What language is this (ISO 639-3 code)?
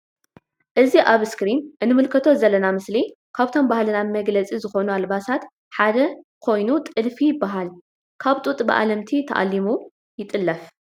tir